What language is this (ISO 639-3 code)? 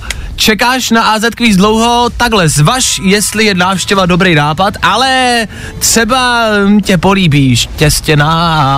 ces